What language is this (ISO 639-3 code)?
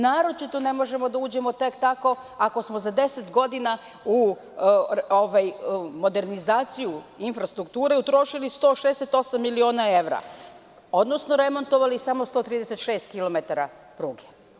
srp